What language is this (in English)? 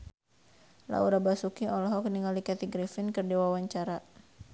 Sundanese